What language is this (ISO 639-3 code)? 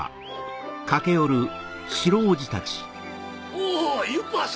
jpn